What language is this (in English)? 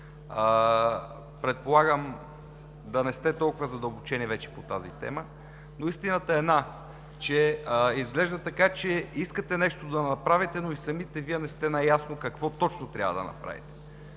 Bulgarian